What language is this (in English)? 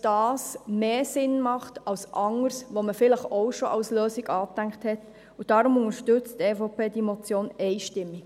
Swiss German